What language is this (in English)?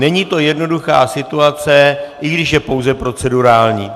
Czech